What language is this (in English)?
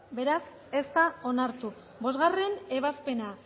Basque